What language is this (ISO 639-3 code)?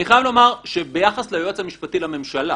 heb